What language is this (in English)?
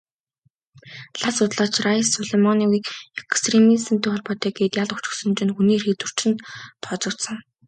Mongolian